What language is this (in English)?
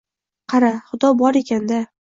Uzbek